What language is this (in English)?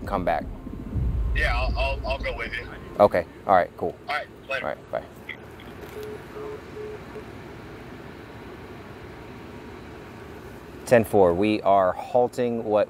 English